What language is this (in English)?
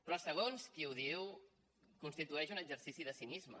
Catalan